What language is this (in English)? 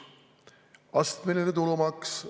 Estonian